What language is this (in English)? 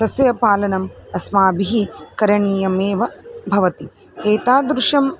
Sanskrit